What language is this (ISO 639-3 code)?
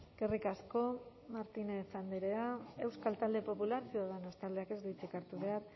eus